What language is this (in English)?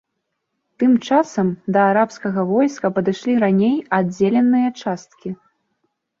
Belarusian